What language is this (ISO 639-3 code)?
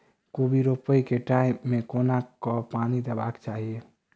mai